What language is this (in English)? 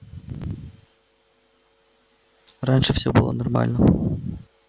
Russian